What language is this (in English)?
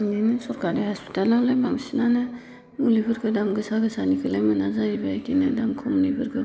Bodo